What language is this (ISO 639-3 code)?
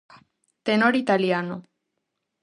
glg